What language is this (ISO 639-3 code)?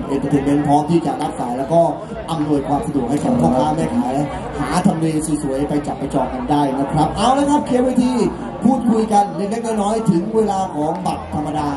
tha